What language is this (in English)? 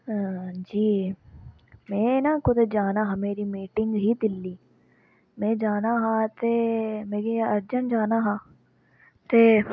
Dogri